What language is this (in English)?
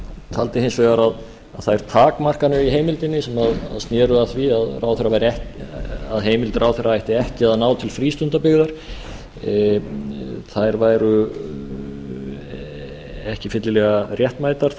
Icelandic